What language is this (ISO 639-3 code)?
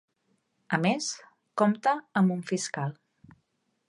cat